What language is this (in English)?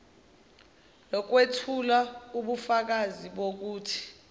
Zulu